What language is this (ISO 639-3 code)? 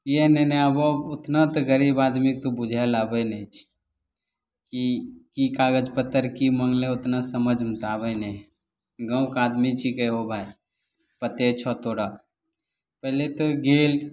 mai